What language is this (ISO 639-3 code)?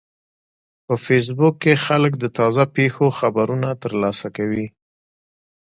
pus